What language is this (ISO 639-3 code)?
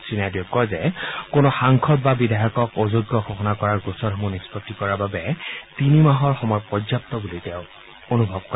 asm